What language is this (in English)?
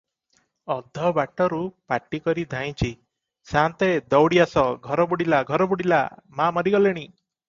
Odia